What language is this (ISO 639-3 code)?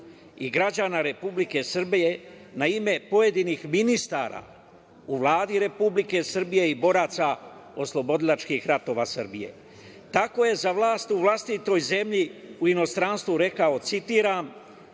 srp